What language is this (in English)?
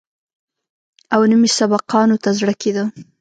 Pashto